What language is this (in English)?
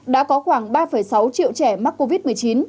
Vietnamese